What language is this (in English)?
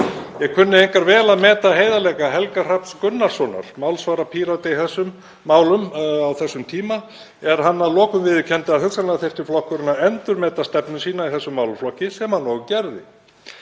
Icelandic